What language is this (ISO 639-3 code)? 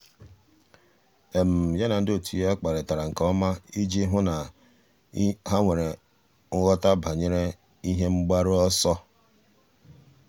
ibo